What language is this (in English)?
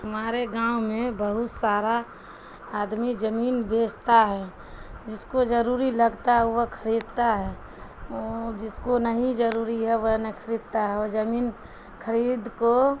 Urdu